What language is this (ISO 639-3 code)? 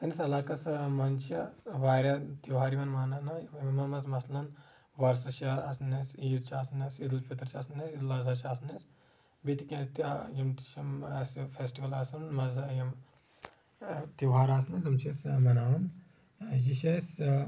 kas